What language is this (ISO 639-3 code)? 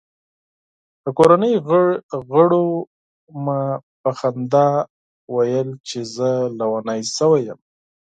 pus